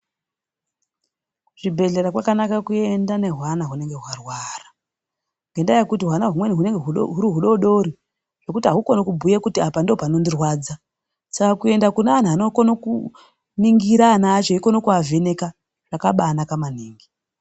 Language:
Ndau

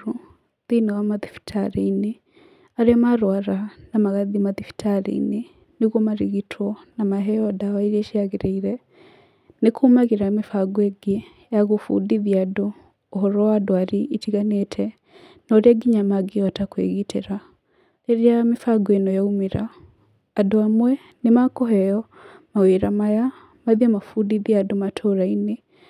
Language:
Kikuyu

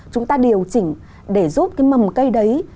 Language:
Vietnamese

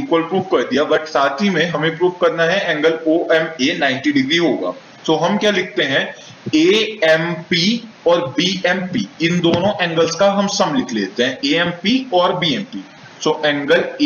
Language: Hindi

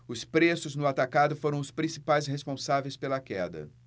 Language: Portuguese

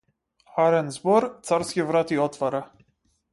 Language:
Macedonian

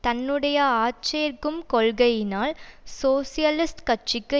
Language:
Tamil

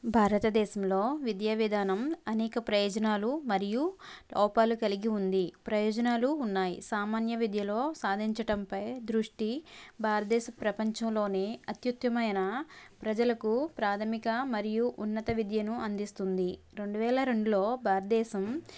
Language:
Telugu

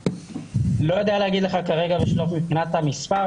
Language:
Hebrew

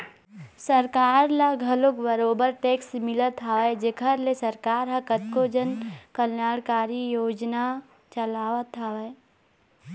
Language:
Chhattisgarhi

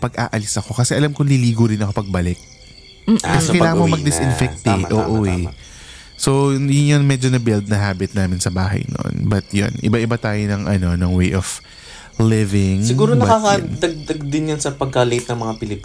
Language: Filipino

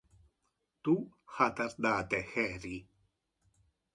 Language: Interlingua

